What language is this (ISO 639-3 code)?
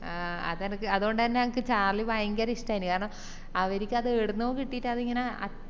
mal